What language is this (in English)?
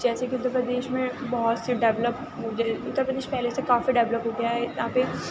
Urdu